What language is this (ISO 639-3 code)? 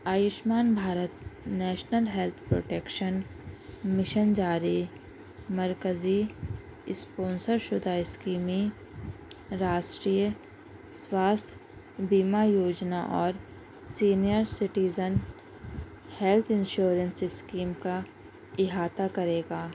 urd